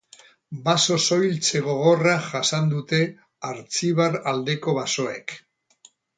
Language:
Basque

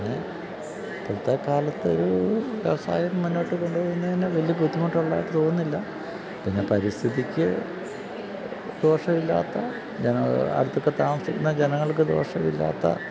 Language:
Malayalam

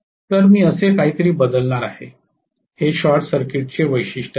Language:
Marathi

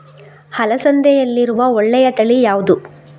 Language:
Kannada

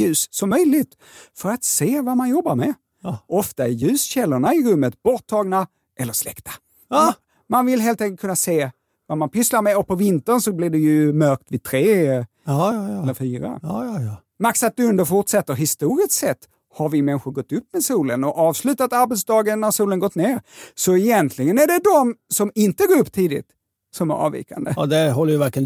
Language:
Swedish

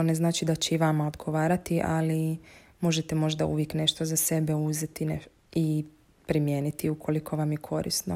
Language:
Croatian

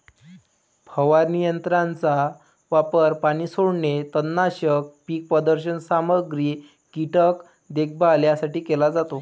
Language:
Marathi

